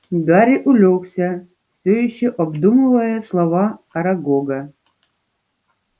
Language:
Russian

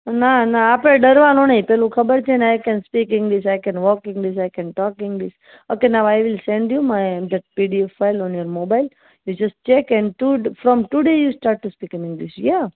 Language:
Gujarati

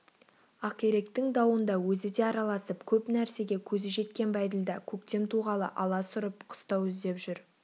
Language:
Kazakh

